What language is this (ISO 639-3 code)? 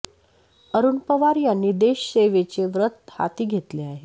mar